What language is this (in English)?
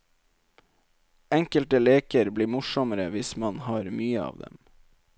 Norwegian